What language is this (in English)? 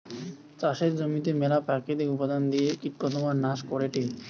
Bangla